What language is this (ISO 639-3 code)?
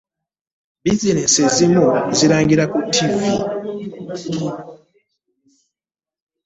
lug